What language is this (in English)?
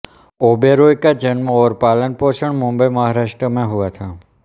Hindi